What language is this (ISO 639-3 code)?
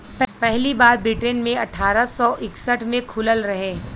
bho